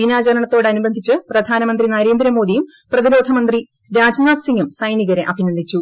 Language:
Malayalam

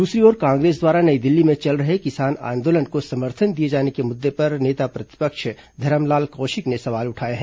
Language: Hindi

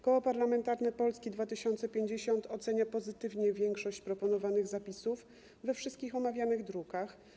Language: Polish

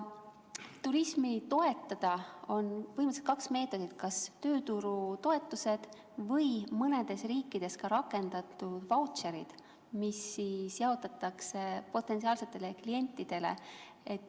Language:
Estonian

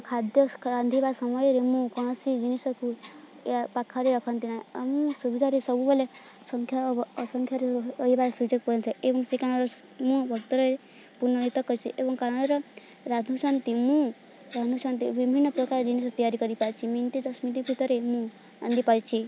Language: Odia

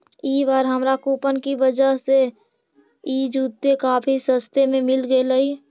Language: Magahi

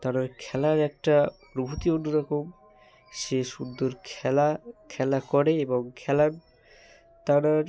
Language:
Bangla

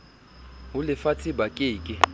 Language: Southern Sotho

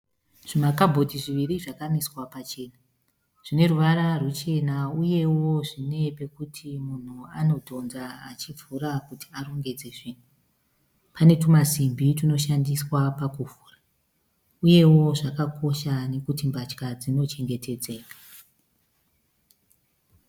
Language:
Shona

